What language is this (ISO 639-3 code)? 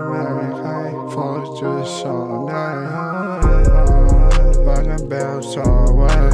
eng